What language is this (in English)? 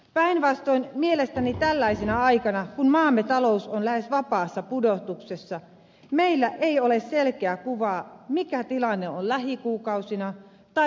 Finnish